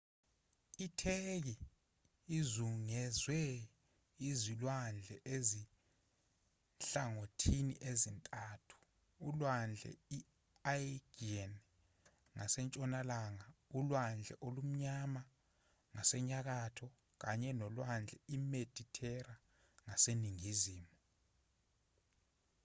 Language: Zulu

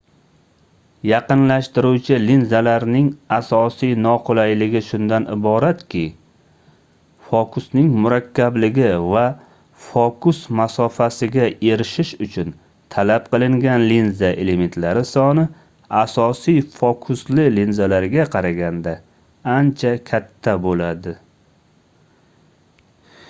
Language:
Uzbek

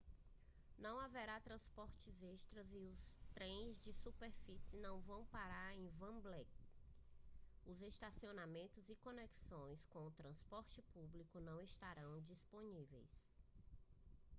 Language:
Portuguese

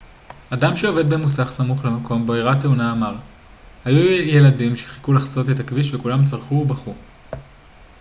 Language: Hebrew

